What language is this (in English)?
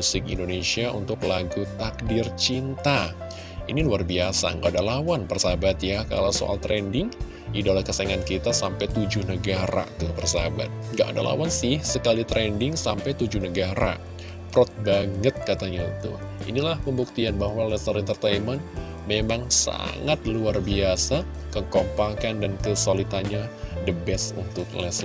Indonesian